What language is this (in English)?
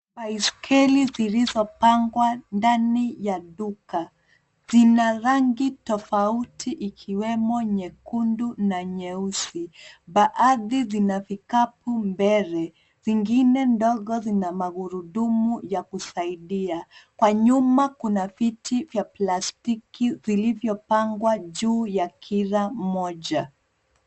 Swahili